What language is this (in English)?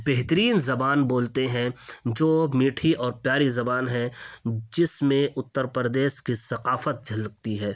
Urdu